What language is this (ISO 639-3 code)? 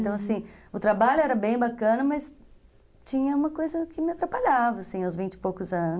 por